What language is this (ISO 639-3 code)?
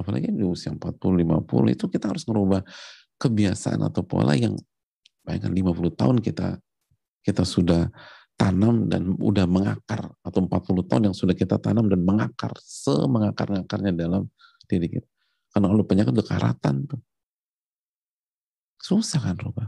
ind